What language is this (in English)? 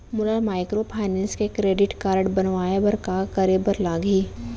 Chhattisgarhi